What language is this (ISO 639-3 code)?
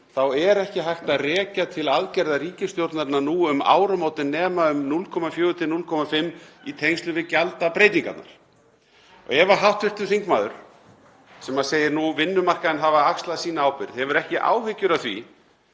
isl